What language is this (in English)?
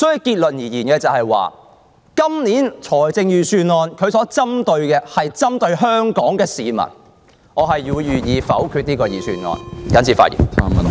Cantonese